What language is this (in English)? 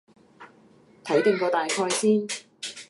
Cantonese